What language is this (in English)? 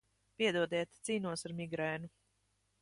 Latvian